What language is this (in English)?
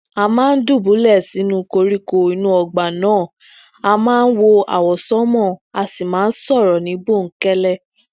Yoruba